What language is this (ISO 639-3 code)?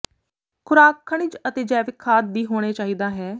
pan